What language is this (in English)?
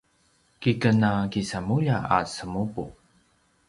Paiwan